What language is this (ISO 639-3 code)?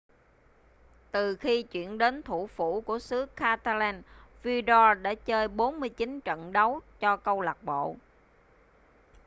vie